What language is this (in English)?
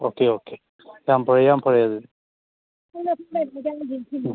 Manipuri